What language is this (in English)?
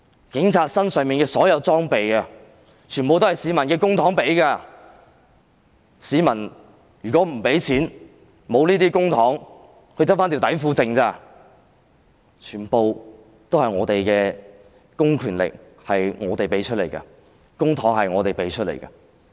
Cantonese